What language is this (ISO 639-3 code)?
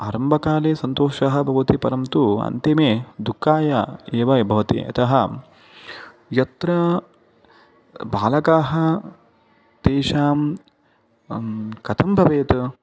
san